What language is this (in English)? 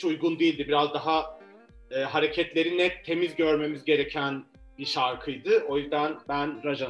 Turkish